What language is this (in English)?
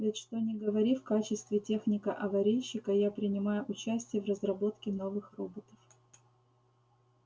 Russian